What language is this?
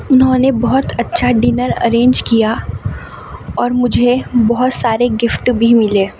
Urdu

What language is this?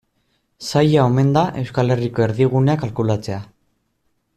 Basque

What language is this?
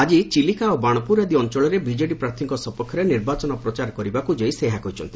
Odia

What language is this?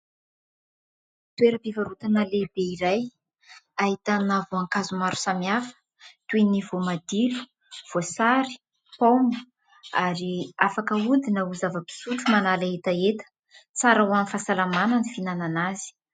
Malagasy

